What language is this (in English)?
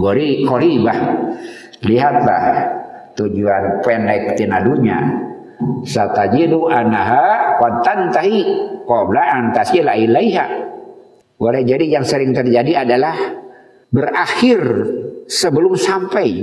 Indonesian